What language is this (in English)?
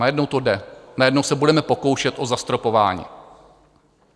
Czech